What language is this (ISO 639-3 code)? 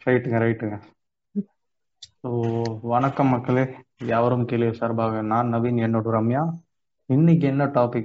tam